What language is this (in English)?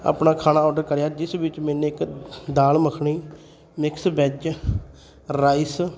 Punjabi